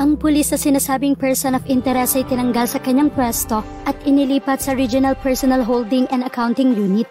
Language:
Filipino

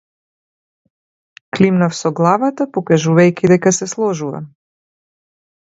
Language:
Macedonian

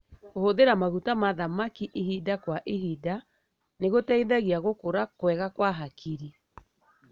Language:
Kikuyu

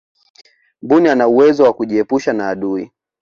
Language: Swahili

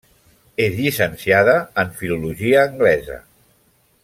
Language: Catalan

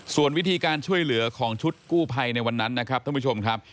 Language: Thai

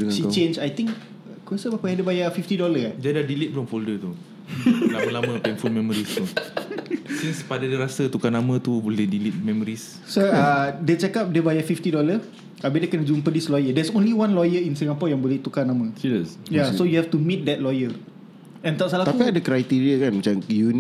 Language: Malay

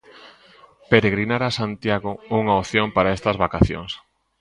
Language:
Galician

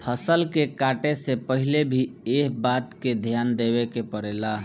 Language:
Bhojpuri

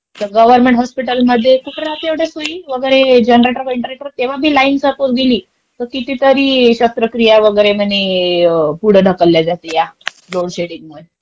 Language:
Marathi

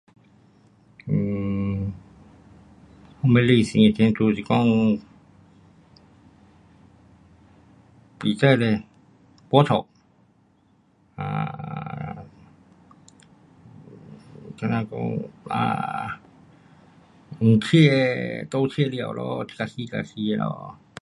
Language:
Pu-Xian Chinese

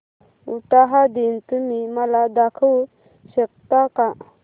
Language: Marathi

